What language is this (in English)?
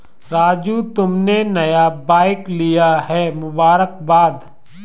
Hindi